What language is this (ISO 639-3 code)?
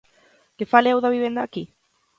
glg